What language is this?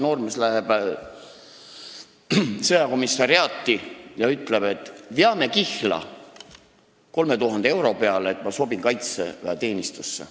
Estonian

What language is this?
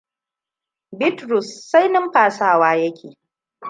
Hausa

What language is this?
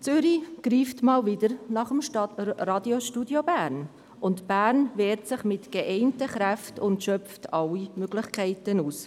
Swiss German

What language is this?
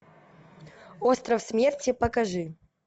Russian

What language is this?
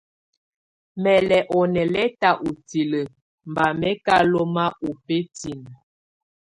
Tunen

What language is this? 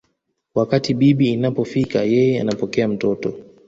Swahili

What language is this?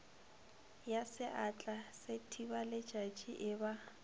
Northern Sotho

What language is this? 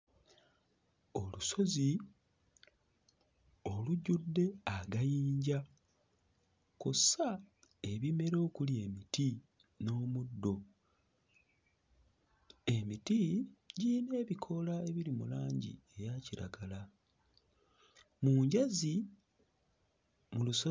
Ganda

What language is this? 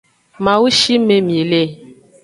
Aja (Benin)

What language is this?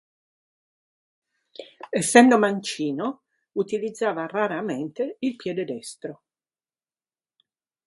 Italian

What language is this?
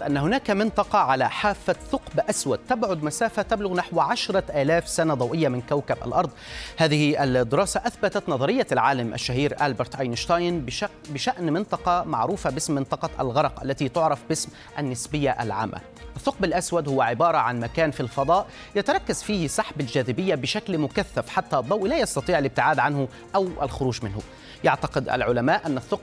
Arabic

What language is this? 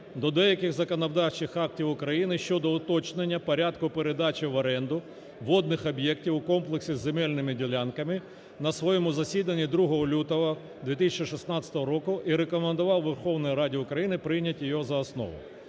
Ukrainian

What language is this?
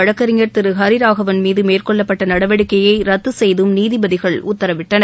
Tamil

